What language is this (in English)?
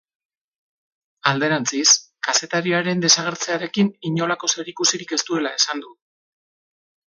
Basque